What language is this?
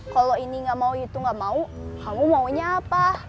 Indonesian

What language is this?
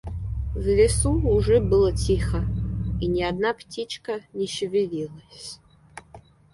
Russian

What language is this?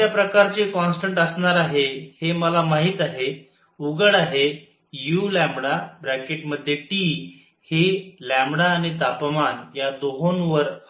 Marathi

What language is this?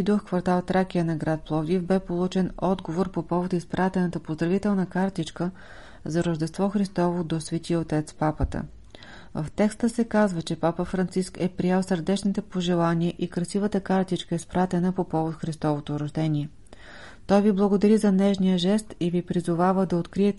Bulgarian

